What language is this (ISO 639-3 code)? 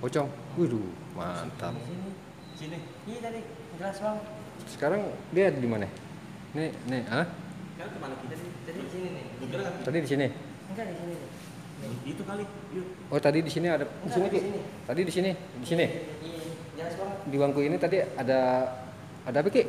ind